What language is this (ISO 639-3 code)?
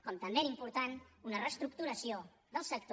cat